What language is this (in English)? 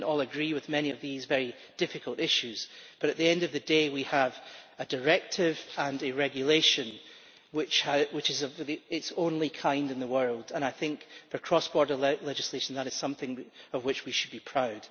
English